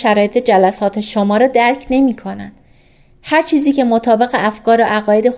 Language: Persian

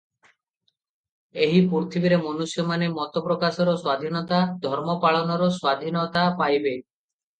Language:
Odia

